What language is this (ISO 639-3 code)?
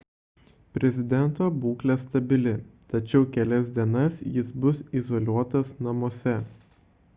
lit